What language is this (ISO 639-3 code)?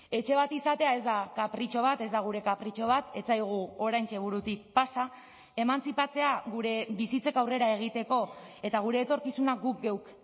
eus